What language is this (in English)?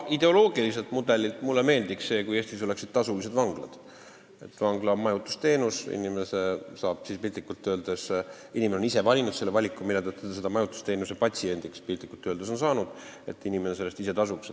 Estonian